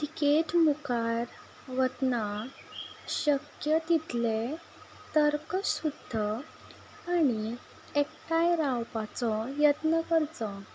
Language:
Konkani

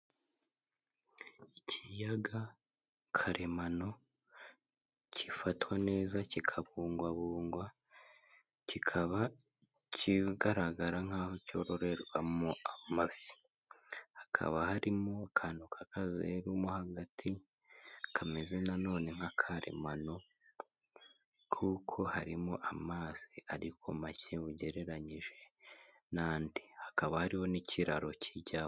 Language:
Kinyarwanda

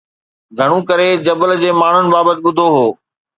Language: Sindhi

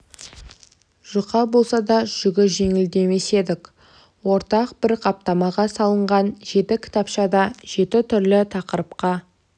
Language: Kazakh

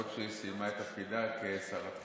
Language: Hebrew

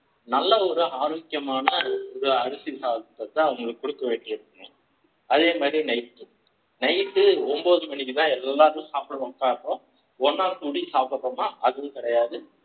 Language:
Tamil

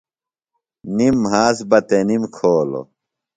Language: Phalura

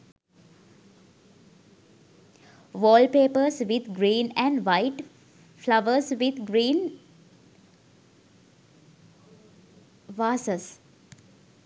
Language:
Sinhala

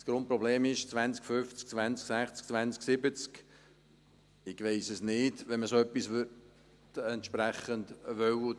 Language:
Swiss German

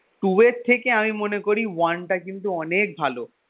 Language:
Bangla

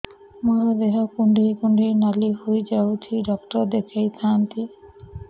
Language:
Odia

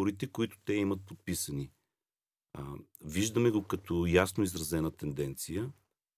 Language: Bulgarian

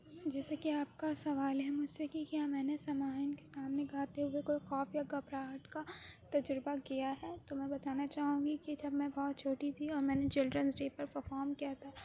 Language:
Urdu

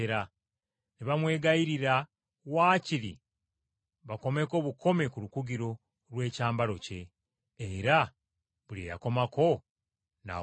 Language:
Ganda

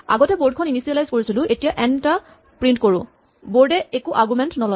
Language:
Assamese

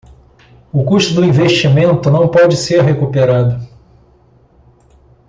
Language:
Portuguese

